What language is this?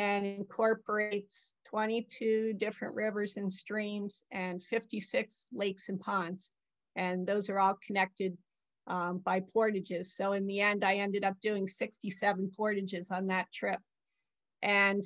English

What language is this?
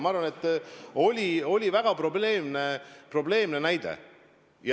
Estonian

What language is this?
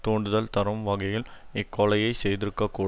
Tamil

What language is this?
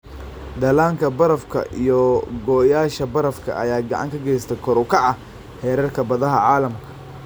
Somali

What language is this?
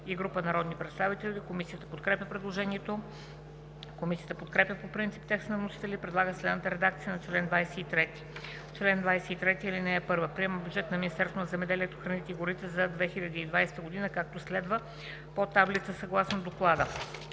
Bulgarian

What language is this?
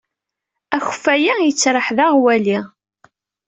Kabyle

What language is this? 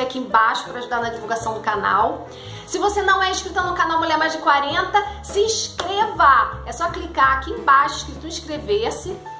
Portuguese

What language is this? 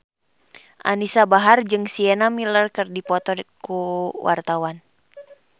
Sundanese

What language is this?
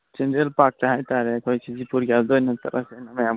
Manipuri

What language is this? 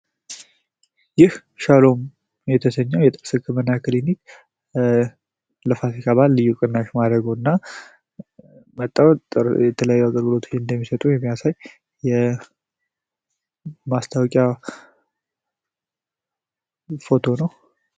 Amharic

